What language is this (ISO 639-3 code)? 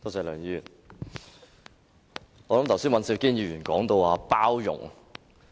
yue